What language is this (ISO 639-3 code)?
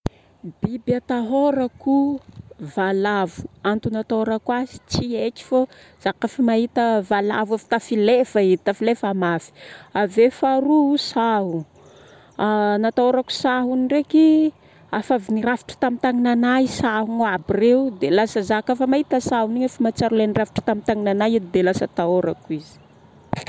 bmm